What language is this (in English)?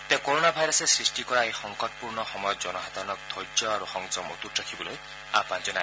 Assamese